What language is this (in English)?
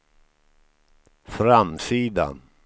Swedish